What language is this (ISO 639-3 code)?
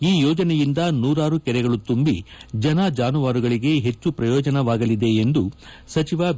kan